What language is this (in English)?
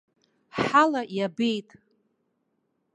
Abkhazian